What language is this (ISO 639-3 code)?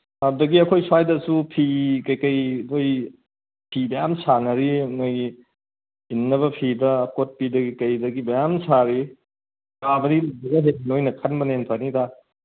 mni